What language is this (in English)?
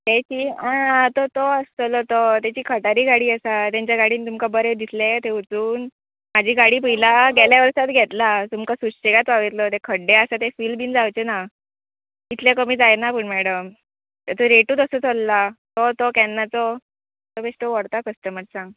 Konkani